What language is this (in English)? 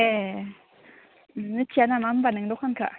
Bodo